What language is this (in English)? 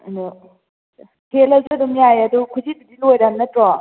Manipuri